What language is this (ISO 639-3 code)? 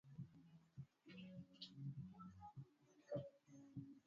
swa